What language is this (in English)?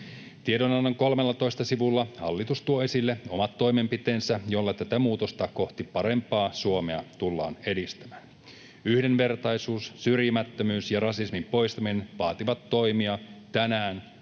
Finnish